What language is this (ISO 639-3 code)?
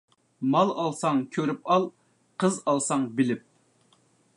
uig